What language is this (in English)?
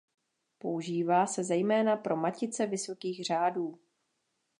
Czech